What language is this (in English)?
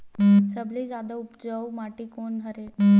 Chhattisgarhi